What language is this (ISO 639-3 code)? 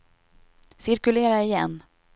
swe